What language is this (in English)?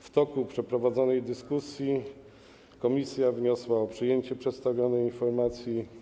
Polish